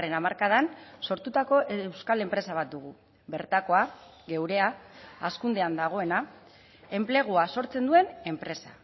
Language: Basque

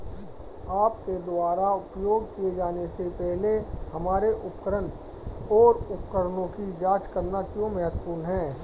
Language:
Hindi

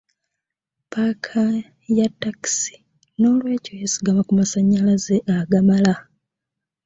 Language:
Ganda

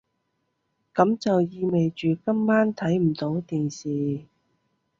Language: Cantonese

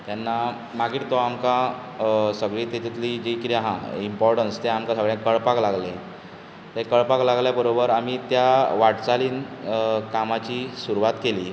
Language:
Konkani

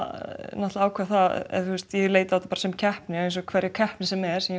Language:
Icelandic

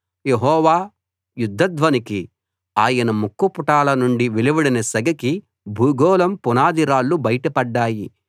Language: Telugu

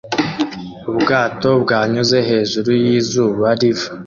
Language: Kinyarwanda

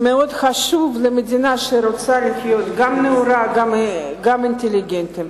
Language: Hebrew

